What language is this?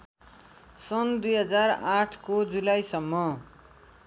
Nepali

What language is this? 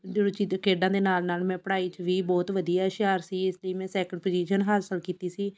Punjabi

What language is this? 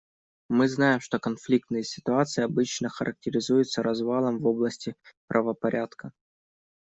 Russian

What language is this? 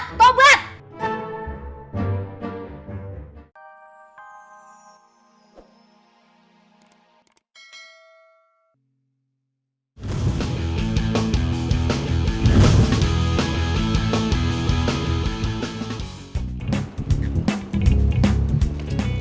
Indonesian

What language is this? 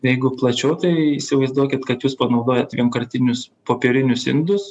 Lithuanian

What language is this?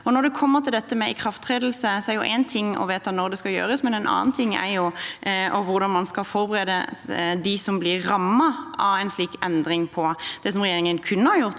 Norwegian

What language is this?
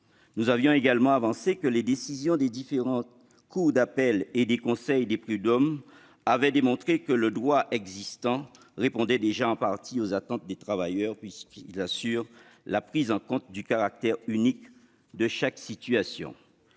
French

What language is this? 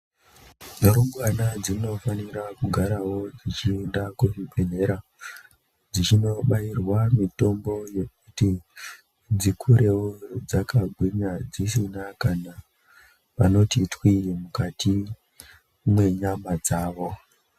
Ndau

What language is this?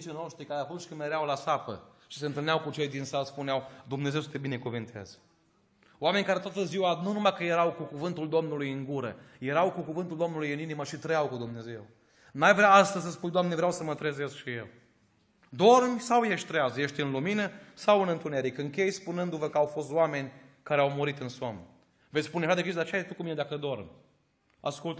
Romanian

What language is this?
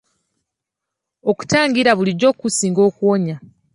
Ganda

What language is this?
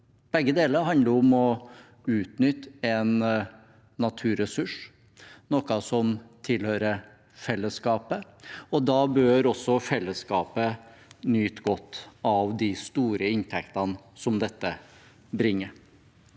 Norwegian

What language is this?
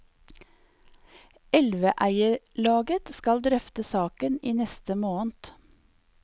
Norwegian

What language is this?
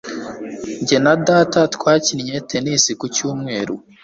Kinyarwanda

